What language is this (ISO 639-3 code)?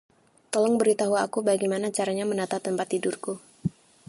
ind